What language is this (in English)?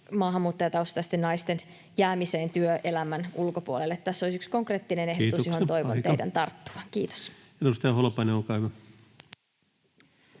Finnish